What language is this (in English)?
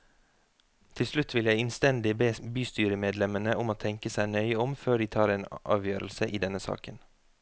Norwegian